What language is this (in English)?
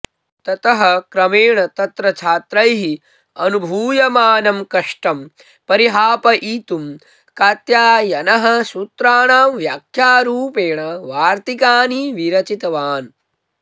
Sanskrit